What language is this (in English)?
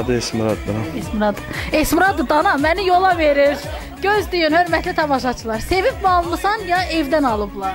Turkish